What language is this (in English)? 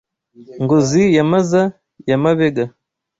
Kinyarwanda